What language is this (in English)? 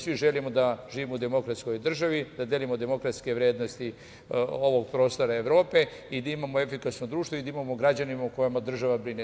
Serbian